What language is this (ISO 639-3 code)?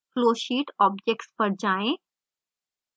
hin